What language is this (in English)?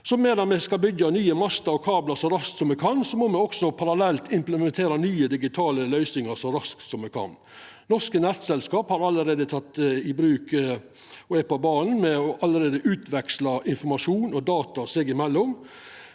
Norwegian